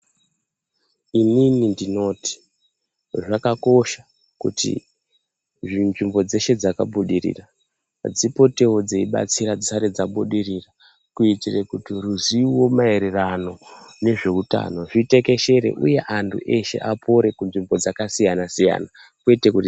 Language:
Ndau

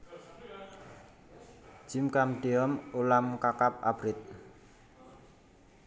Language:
Javanese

